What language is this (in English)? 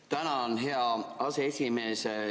Estonian